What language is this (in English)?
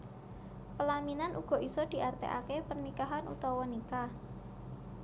Javanese